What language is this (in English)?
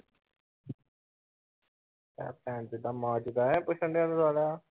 Punjabi